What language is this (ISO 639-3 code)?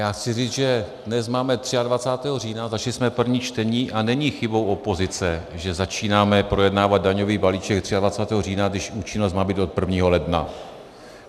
ces